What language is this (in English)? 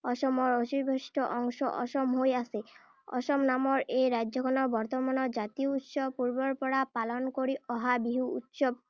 Assamese